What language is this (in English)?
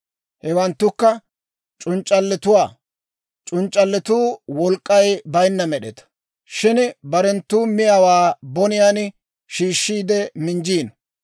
Dawro